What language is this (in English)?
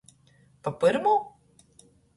Latgalian